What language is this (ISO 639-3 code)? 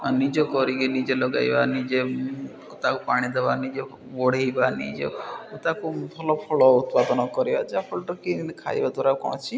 ori